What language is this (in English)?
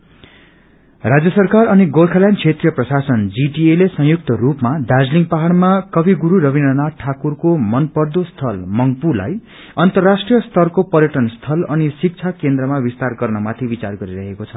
Nepali